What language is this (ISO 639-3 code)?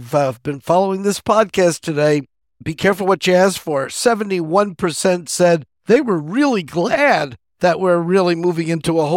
eng